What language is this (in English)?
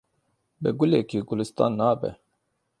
Kurdish